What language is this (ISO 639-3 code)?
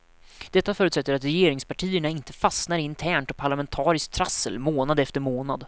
swe